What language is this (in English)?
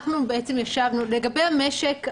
Hebrew